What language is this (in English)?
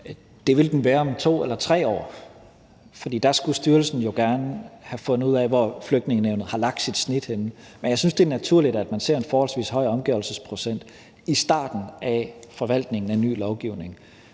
Danish